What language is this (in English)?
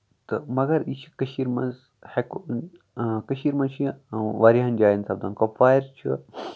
Kashmiri